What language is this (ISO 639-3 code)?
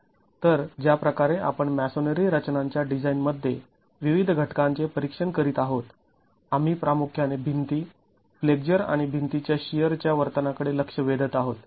mar